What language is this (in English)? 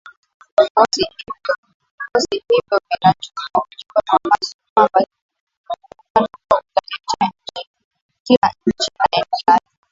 Swahili